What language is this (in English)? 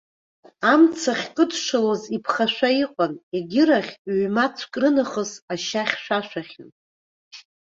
Abkhazian